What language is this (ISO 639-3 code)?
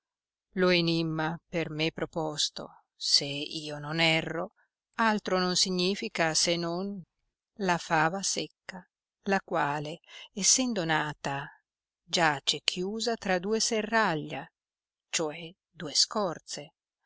ita